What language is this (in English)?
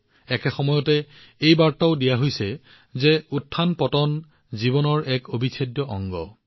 Assamese